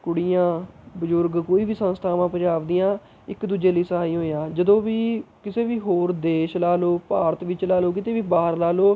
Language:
Punjabi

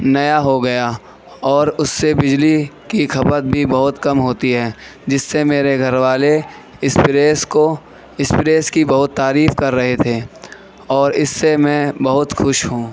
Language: Urdu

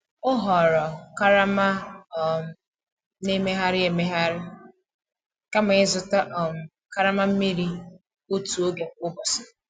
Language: Igbo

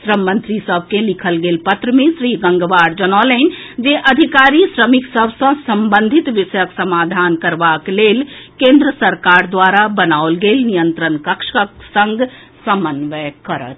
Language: Maithili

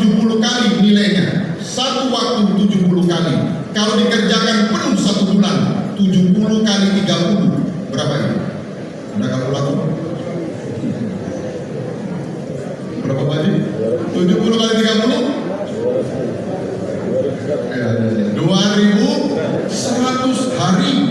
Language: Indonesian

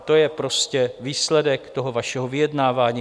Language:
Czech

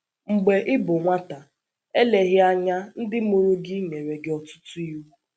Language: Igbo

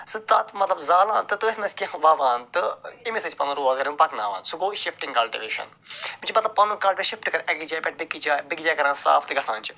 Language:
Kashmiri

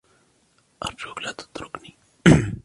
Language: Arabic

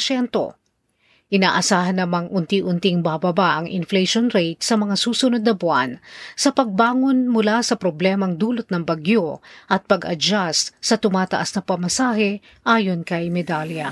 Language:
Filipino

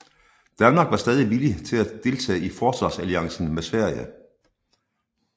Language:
Danish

